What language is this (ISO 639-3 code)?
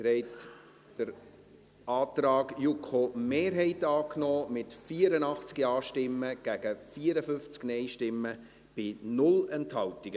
gsw